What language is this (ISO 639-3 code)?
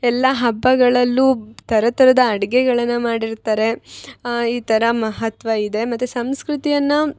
kan